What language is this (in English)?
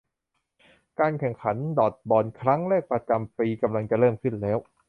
Thai